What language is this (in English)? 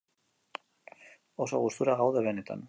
Basque